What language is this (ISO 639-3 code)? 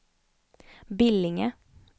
swe